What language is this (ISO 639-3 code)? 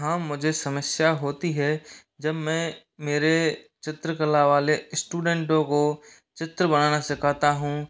hin